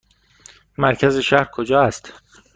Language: Persian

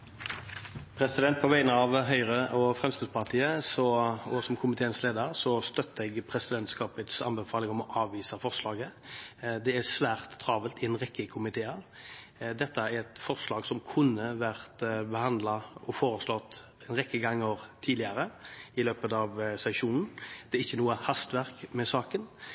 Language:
Norwegian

